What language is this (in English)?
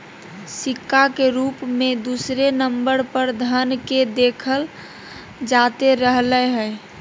Magahi